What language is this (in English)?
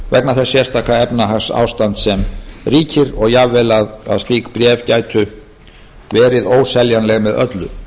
Icelandic